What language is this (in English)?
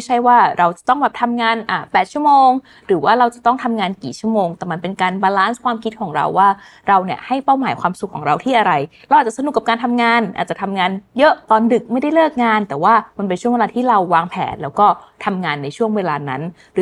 Thai